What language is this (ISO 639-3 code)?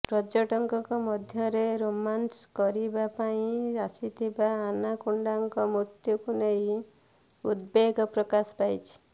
ori